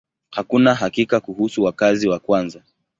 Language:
Swahili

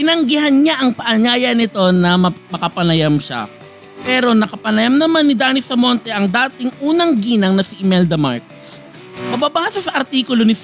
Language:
Filipino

